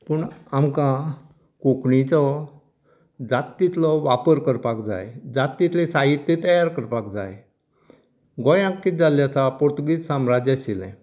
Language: Konkani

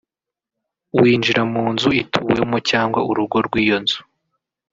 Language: Kinyarwanda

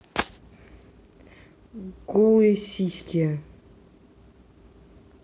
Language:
Russian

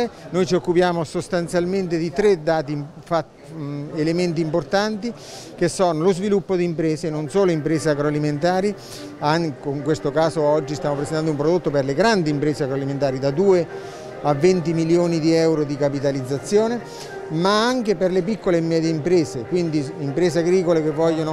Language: Italian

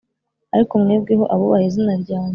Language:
Kinyarwanda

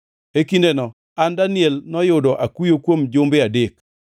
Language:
Luo (Kenya and Tanzania)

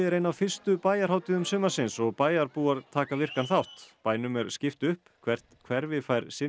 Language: Icelandic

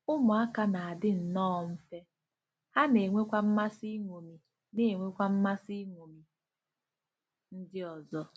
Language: Igbo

